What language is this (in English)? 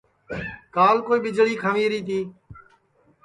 Sansi